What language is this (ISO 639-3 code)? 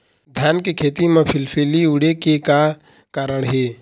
hne